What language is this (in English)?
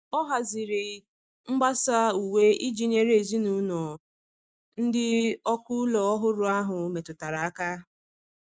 Igbo